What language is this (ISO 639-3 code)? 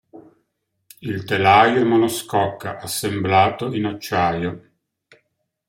ita